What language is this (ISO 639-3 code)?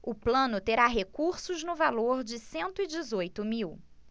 por